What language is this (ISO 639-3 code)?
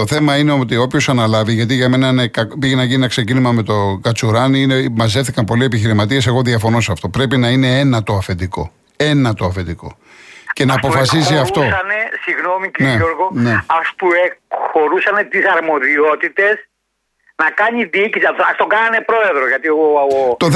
ell